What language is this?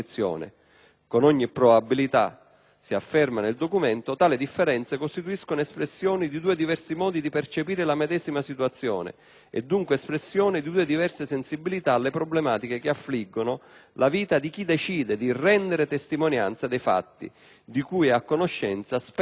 Italian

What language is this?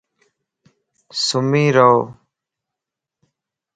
Lasi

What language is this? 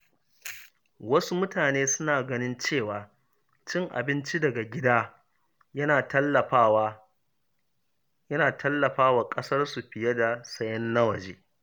Hausa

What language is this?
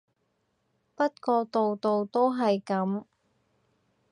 Cantonese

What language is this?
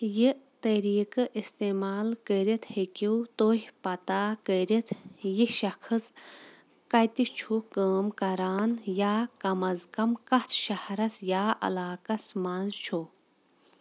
Kashmiri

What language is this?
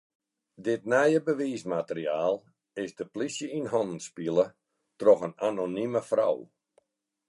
Western Frisian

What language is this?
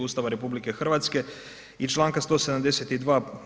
Croatian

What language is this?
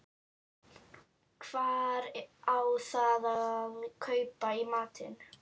Icelandic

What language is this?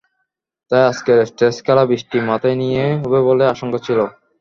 Bangla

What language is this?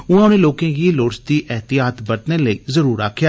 Dogri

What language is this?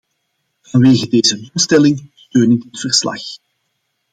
Dutch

